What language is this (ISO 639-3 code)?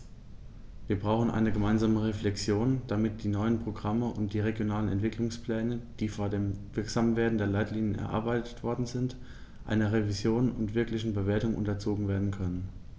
deu